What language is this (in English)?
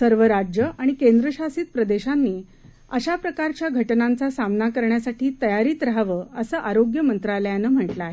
Marathi